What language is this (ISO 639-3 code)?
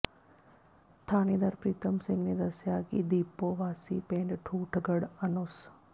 pan